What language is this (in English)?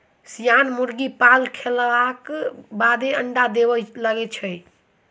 Maithili